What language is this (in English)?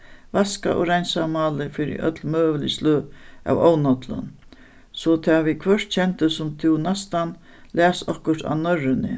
Faroese